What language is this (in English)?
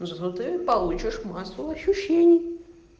Russian